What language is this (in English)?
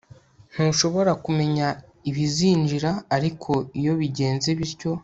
Kinyarwanda